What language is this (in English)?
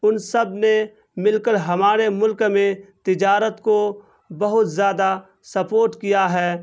Urdu